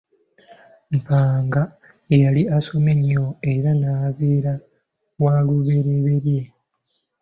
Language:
Ganda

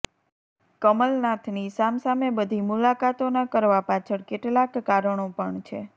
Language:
Gujarati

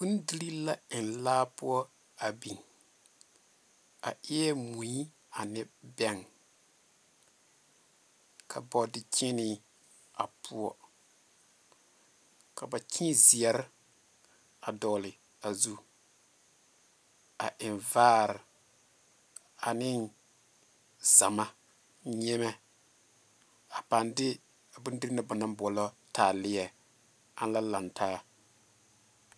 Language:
Southern Dagaare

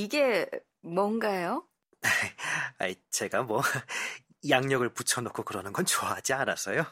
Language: Korean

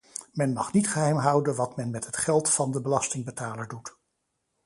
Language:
Dutch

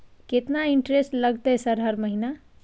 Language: Maithili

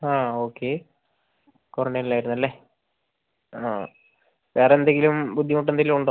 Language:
Malayalam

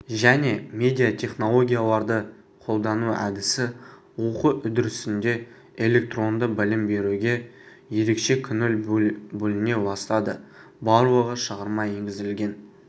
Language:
Kazakh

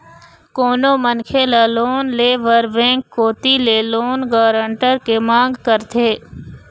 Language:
Chhattisgarhi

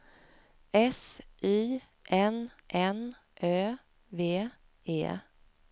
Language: Swedish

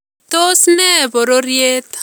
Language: Kalenjin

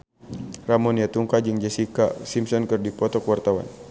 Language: Sundanese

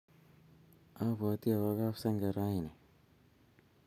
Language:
Kalenjin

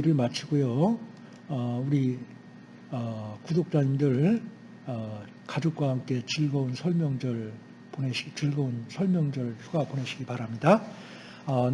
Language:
Korean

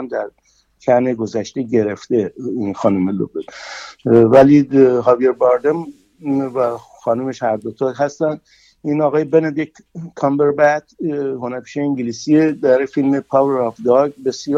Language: Persian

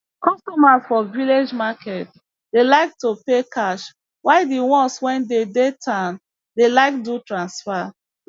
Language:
Nigerian Pidgin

